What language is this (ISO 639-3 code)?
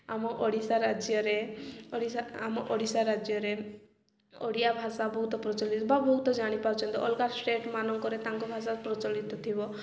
ori